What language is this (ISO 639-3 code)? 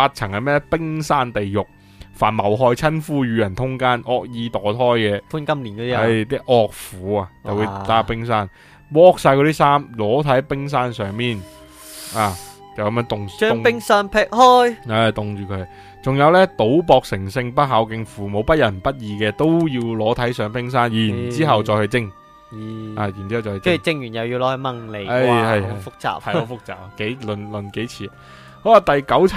zho